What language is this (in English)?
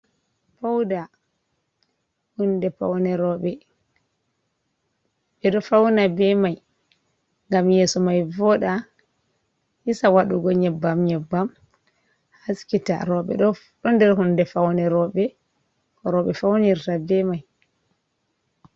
Fula